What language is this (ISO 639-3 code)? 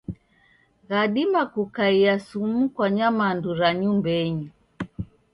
dav